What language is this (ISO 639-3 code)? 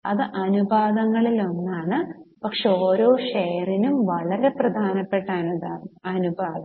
mal